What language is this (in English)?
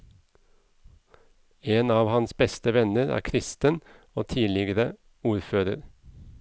Norwegian